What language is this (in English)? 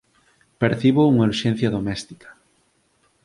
Galician